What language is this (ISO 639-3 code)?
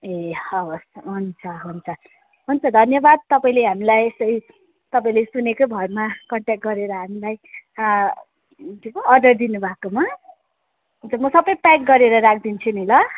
nep